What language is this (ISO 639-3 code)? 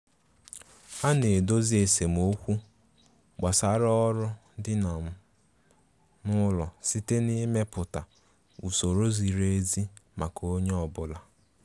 ibo